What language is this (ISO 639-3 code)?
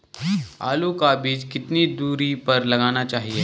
hin